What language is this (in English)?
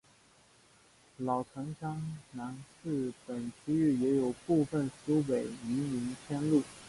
Chinese